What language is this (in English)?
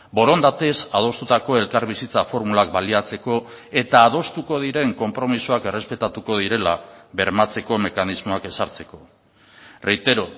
Basque